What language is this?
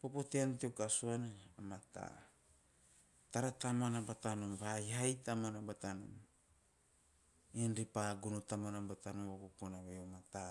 Teop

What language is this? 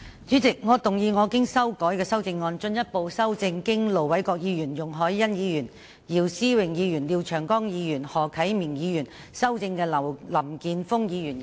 Cantonese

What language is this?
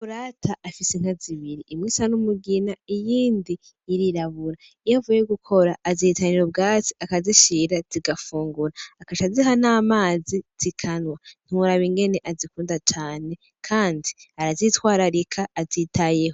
Rundi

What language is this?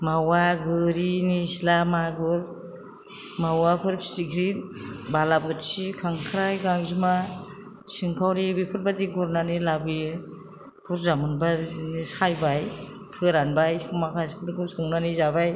Bodo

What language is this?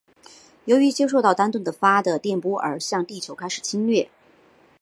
Chinese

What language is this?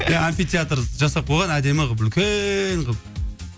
Kazakh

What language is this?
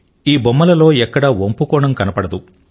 Telugu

